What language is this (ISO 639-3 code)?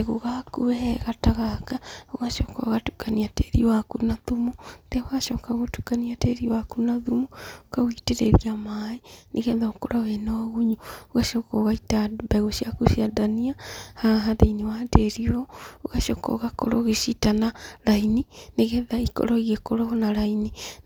kik